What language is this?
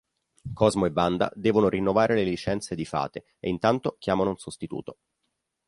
Italian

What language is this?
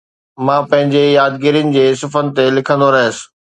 Sindhi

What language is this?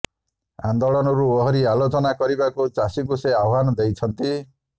Odia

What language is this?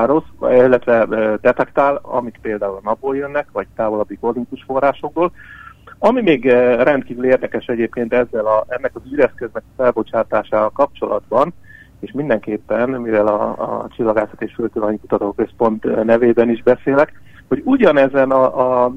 Hungarian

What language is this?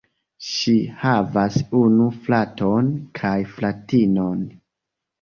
Esperanto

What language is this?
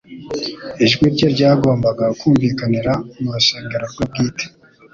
Kinyarwanda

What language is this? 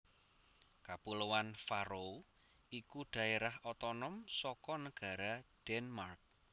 Javanese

